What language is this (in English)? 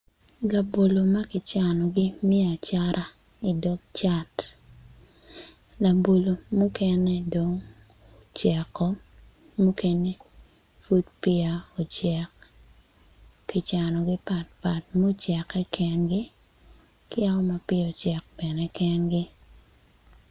Acoli